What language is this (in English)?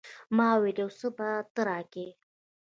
Pashto